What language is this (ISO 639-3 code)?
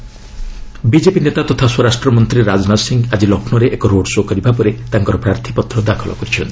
ori